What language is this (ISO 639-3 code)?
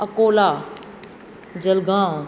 snd